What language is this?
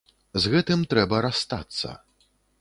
Belarusian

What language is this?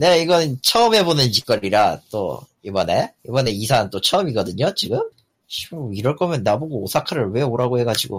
Korean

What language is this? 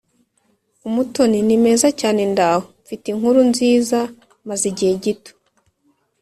Kinyarwanda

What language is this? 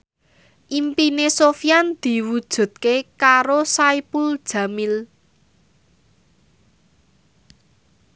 Javanese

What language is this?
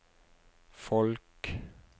Norwegian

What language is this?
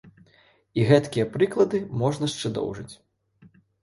Belarusian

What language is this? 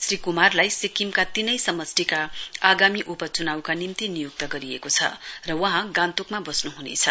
Nepali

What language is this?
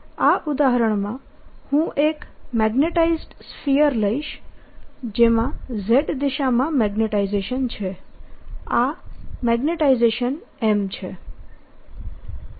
Gujarati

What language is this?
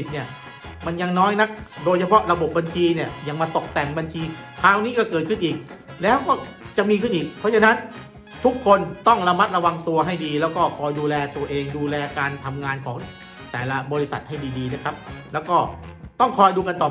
Thai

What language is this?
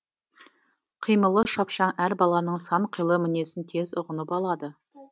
Kazakh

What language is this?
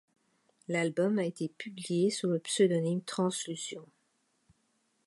French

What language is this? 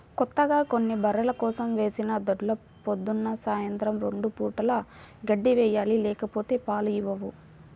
Telugu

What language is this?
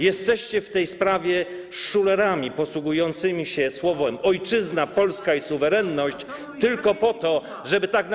Polish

